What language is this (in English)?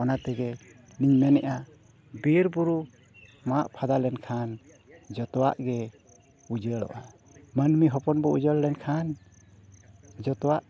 Santali